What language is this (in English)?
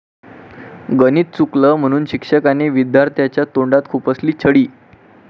Marathi